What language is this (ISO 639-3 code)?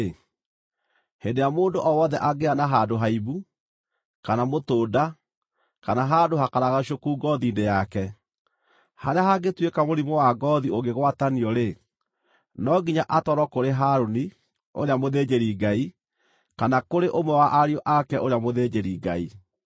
kik